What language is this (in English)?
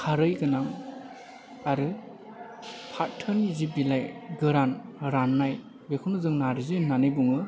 Bodo